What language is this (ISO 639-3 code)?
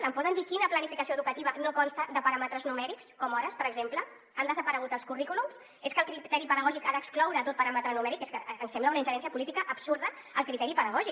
cat